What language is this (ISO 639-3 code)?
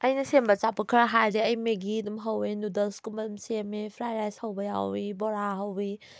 mni